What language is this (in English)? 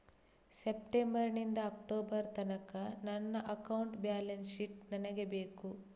Kannada